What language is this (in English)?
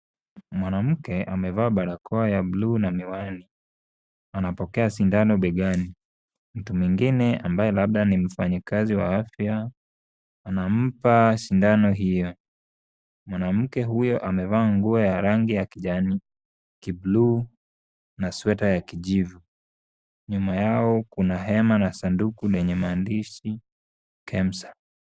Swahili